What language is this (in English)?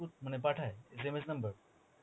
Bangla